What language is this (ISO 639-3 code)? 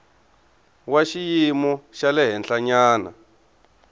tso